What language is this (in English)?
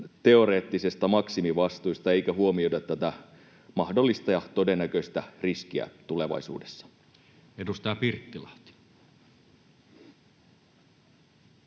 Finnish